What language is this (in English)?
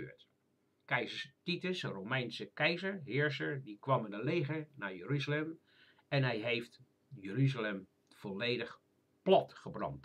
Dutch